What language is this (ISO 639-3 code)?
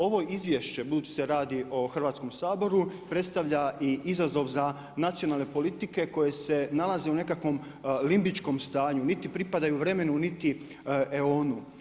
hrv